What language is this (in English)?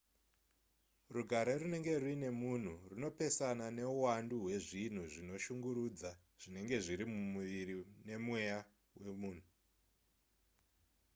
Shona